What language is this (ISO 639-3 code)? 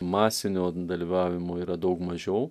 lit